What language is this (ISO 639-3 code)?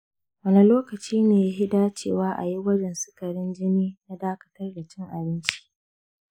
hau